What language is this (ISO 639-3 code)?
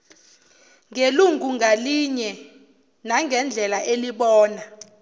zul